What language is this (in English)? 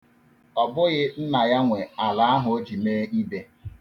Igbo